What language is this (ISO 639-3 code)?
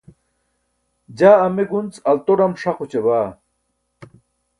bsk